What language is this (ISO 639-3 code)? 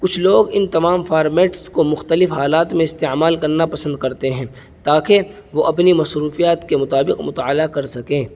urd